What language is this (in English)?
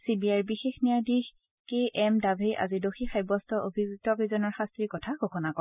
Assamese